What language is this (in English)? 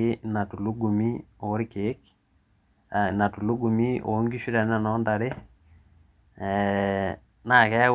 Masai